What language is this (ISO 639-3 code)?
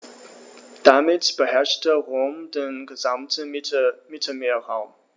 deu